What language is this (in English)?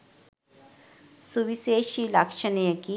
Sinhala